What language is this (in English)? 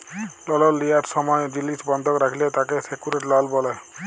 Bangla